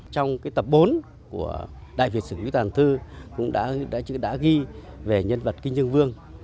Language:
Vietnamese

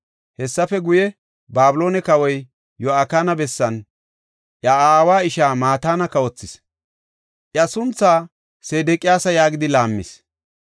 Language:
Gofa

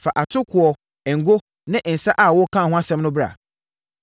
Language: Akan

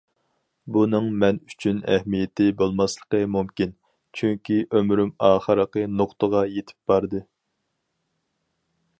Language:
Uyghur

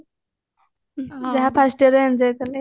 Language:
Odia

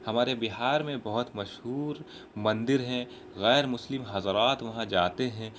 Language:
Urdu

